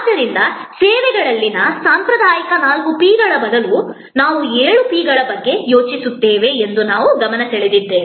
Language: Kannada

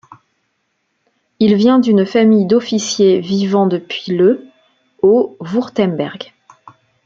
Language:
French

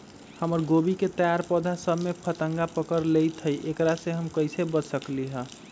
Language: Magahi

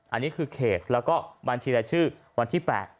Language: Thai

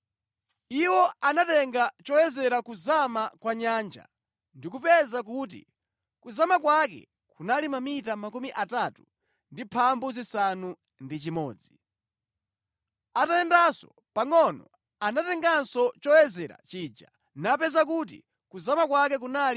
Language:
Nyanja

